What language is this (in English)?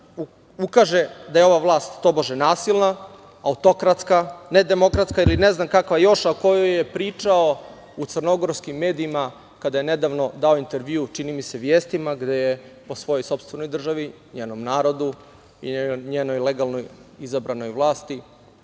Serbian